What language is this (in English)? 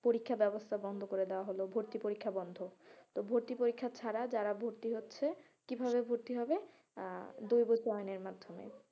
Bangla